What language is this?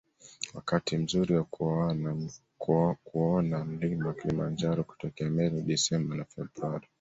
Swahili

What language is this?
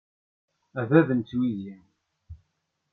Kabyle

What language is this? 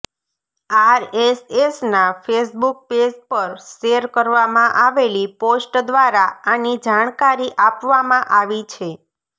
Gujarati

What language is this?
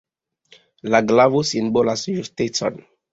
Esperanto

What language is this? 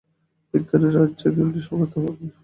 Bangla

